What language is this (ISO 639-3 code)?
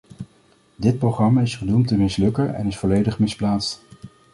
nld